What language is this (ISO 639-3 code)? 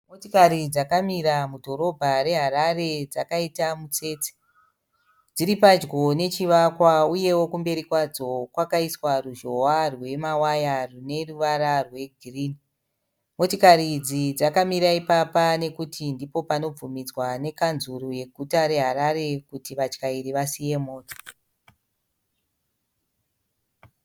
sna